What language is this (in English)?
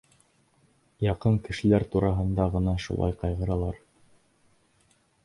Bashkir